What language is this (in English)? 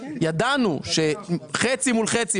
Hebrew